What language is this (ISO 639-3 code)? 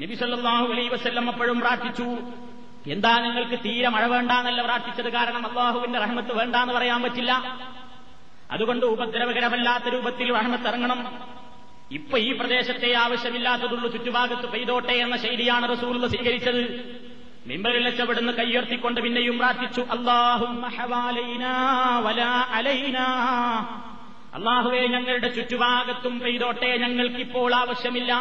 mal